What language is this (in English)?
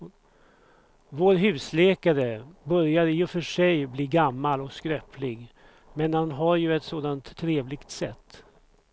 Swedish